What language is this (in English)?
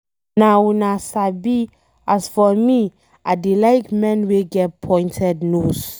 Nigerian Pidgin